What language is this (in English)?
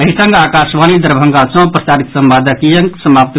Maithili